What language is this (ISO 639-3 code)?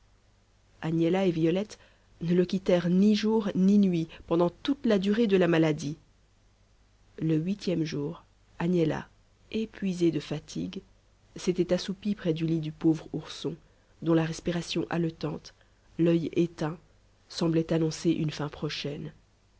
fra